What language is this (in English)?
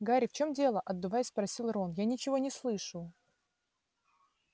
Russian